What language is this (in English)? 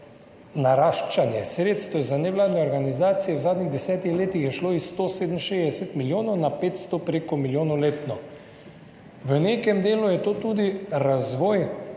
Slovenian